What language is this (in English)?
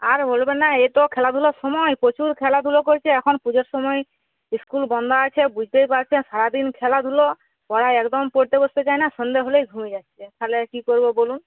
Bangla